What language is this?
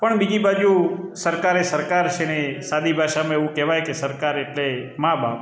Gujarati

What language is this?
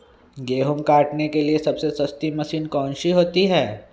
Magahi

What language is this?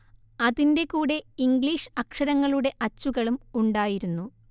Malayalam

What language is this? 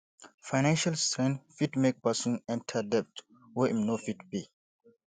Nigerian Pidgin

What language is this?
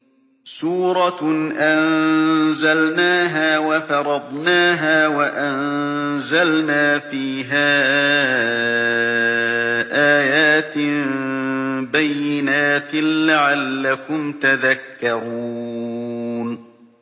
Arabic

